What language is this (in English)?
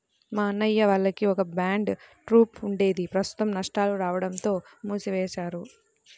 Telugu